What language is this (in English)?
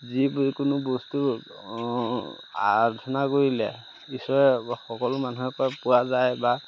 Assamese